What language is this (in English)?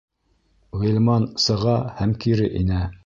Bashkir